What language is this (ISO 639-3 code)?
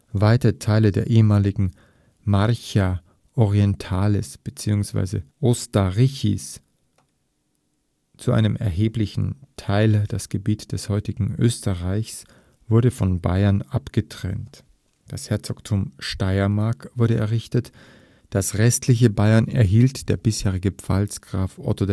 deu